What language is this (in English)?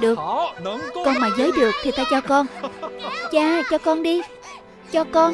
Vietnamese